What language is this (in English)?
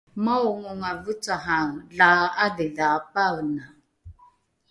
Rukai